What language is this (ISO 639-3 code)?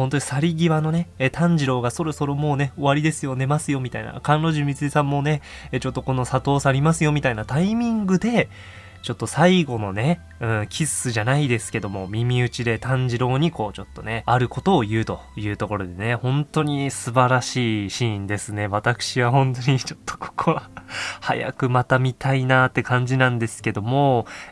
jpn